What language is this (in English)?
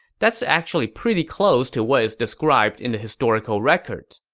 English